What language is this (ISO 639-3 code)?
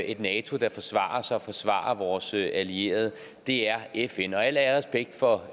dan